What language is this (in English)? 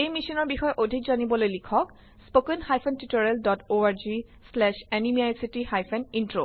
Assamese